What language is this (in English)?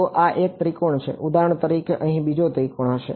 Gujarati